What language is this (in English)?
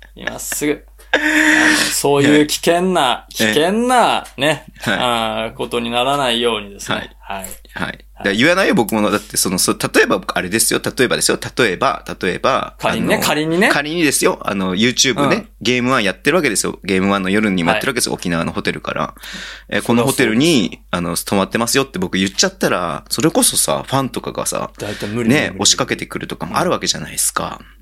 Japanese